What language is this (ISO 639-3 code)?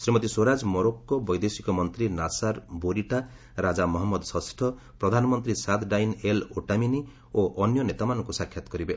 ori